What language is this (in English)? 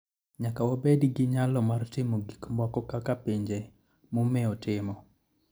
Luo (Kenya and Tanzania)